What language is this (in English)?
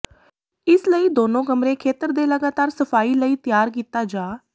Punjabi